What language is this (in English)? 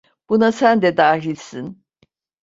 Turkish